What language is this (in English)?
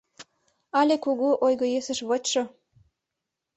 Mari